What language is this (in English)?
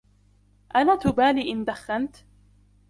Arabic